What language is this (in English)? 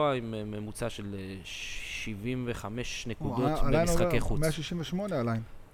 Hebrew